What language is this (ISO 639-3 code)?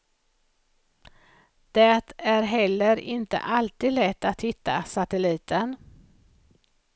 swe